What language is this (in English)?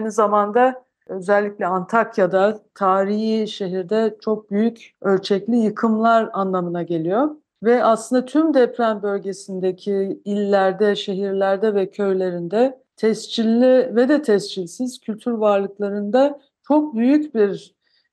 Turkish